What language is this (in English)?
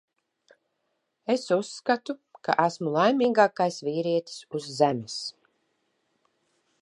Latvian